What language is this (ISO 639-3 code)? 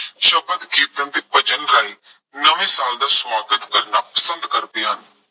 pan